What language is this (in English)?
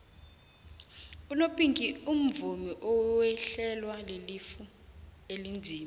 South Ndebele